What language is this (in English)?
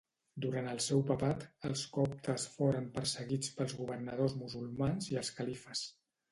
Catalan